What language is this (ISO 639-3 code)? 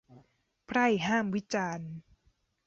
tha